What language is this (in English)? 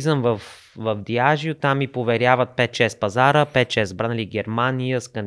Bulgarian